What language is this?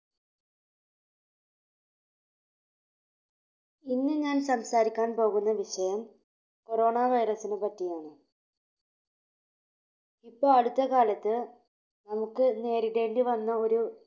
Malayalam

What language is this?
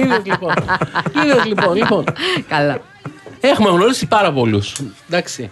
Greek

